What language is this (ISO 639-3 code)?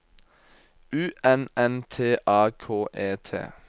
nor